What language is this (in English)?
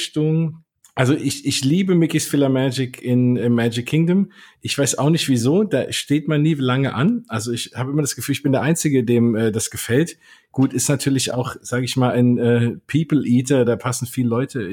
German